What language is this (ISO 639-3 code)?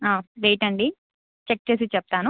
tel